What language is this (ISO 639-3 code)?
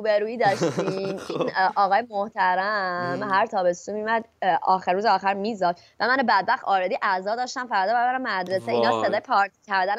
fas